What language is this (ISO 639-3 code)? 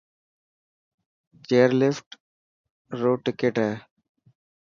mki